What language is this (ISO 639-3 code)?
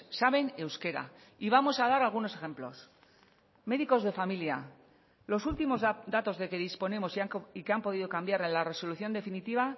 spa